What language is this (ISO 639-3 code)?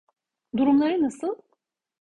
tur